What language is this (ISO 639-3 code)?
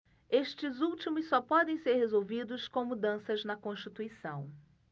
por